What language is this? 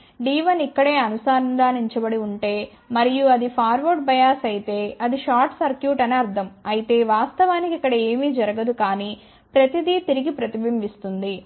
Telugu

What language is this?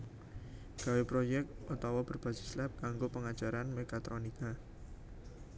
Javanese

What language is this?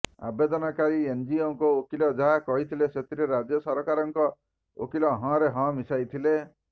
Odia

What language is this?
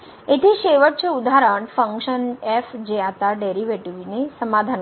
Marathi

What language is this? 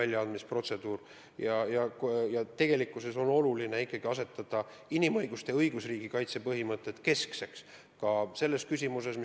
Estonian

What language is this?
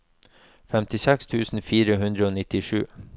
Norwegian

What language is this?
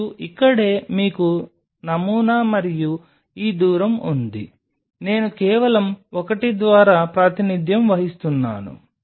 Telugu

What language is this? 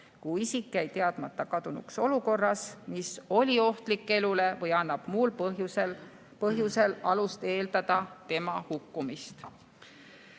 Estonian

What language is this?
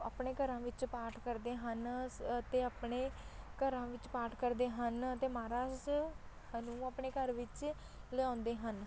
Punjabi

